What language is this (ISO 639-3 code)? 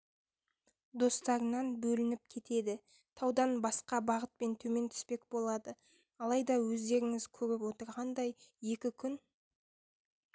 kaz